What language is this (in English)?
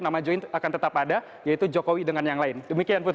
Indonesian